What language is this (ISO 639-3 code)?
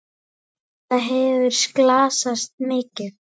isl